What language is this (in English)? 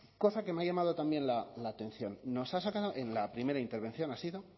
Spanish